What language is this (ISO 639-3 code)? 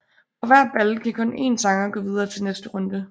dan